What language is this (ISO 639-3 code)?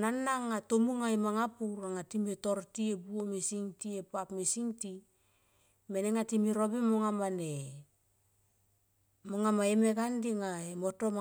tqp